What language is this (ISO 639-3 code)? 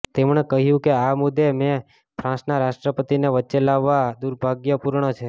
guj